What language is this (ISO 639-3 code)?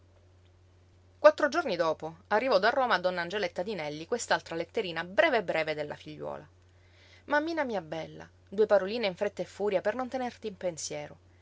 ita